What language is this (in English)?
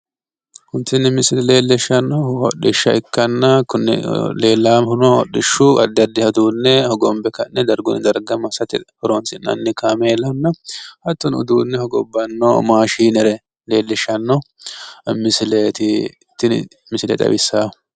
Sidamo